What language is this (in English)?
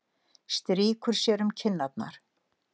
Icelandic